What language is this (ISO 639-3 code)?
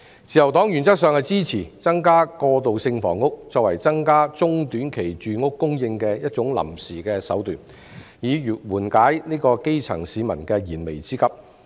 yue